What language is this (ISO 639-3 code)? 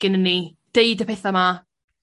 cym